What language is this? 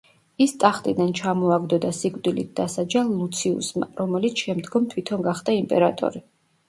Georgian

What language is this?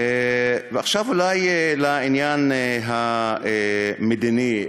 Hebrew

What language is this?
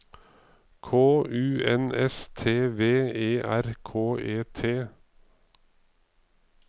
Norwegian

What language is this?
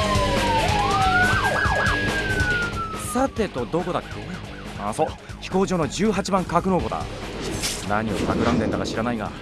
Japanese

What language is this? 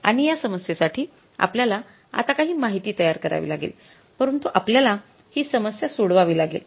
Marathi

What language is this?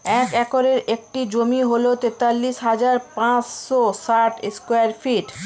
Bangla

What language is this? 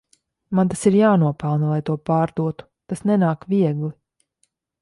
Latvian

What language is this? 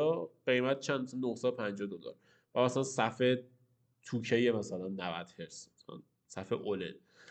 Persian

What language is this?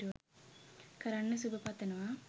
Sinhala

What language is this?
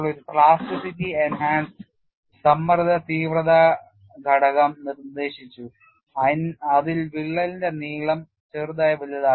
Malayalam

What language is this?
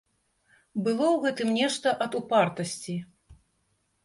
Belarusian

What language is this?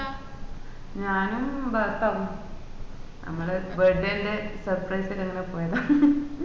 Malayalam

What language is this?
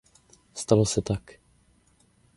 Czech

